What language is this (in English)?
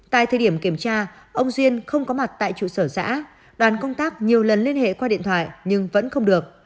Vietnamese